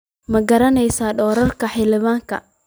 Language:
Somali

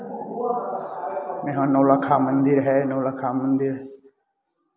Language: Hindi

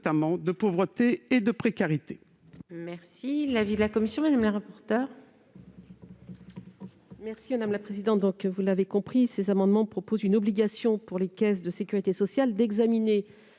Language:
French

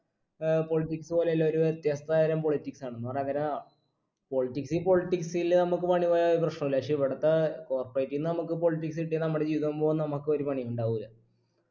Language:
Malayalam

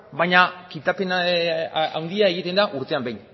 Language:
Basque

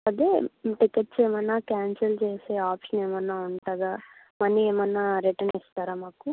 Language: Telugu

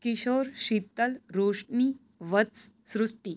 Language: Gujarati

